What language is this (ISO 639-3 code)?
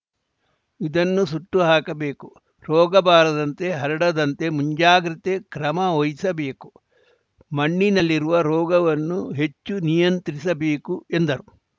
kan